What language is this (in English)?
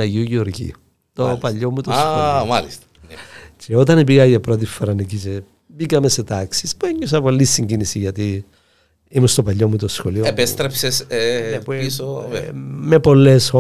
Greek